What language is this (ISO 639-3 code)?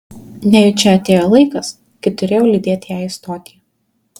lit